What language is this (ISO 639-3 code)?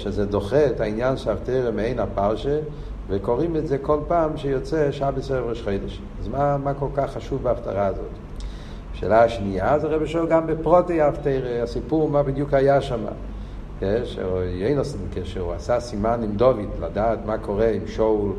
heb